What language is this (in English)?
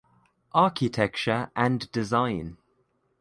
English